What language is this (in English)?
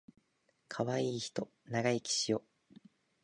Japanese